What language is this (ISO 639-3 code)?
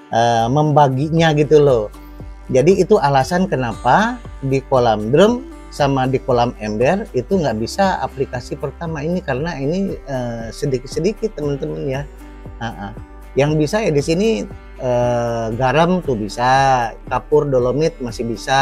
ind